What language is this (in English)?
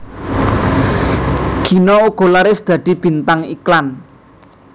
Javanese